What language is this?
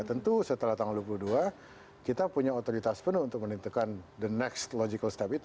Indonesian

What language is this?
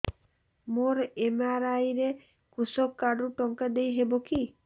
Odia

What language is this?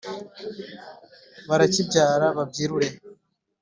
Kinyarwanda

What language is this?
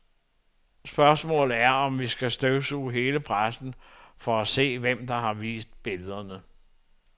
Danish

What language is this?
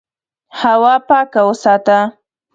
Pashto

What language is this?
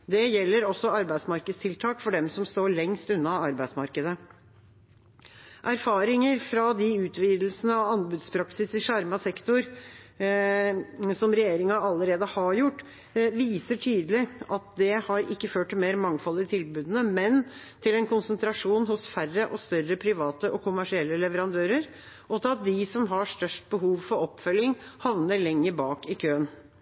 Norwegian Bokmål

